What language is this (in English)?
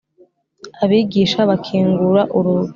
Kinyarwanda